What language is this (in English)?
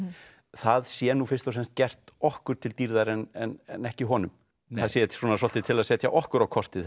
Icelandic